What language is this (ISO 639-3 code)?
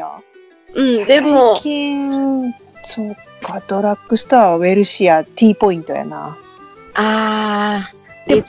jpn